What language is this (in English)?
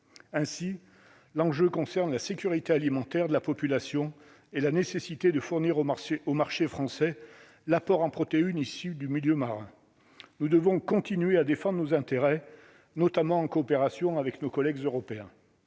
French